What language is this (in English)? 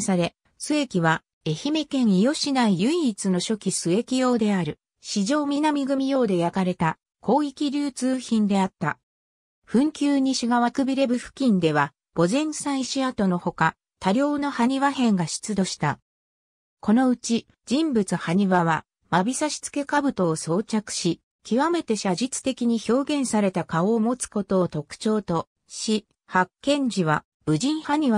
Japanese